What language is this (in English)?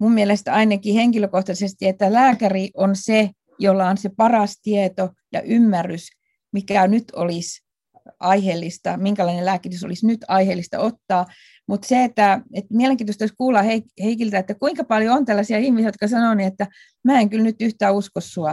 Finnish